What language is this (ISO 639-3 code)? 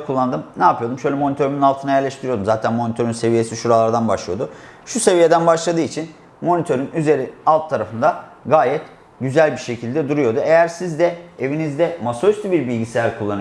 tur